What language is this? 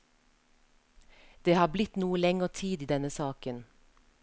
Norwegian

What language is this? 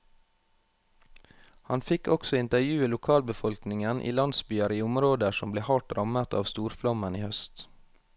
Norwegian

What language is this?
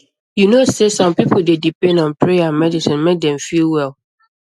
Nigerian Pidgin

